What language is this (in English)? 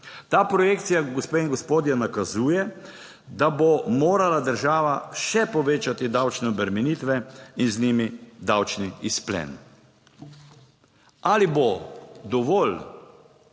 Slovenian